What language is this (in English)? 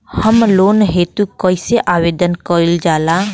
Bhojpuri